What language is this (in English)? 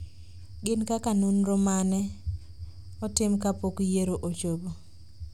Luo (Kenya and Tanzania)